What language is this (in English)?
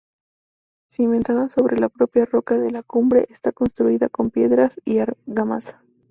Spanish